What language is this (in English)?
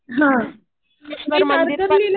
Marathi